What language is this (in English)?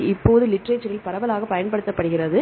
Tamil